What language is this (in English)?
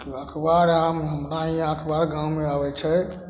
Maithili